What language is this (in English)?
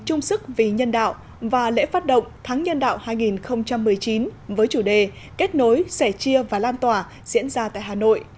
Vietnamese